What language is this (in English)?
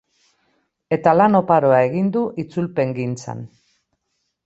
Basque